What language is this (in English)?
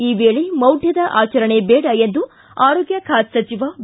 Kannada